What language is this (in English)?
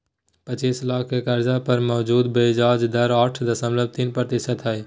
Magahi